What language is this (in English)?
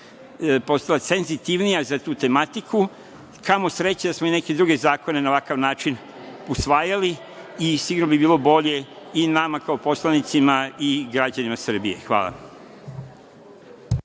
Serbian